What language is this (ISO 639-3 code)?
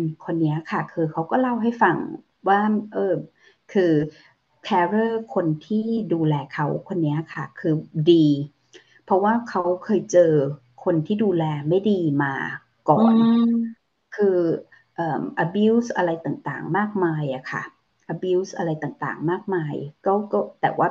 tha